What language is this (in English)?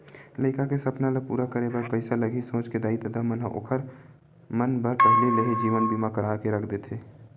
Chhattisgarhi